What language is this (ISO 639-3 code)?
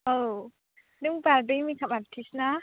brx